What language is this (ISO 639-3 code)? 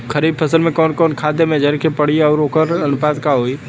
bho